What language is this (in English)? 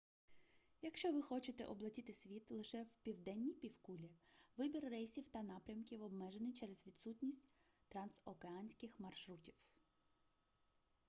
Ukrainian